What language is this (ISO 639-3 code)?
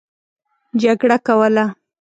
pus